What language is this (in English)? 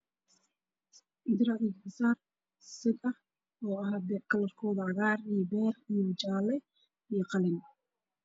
Somali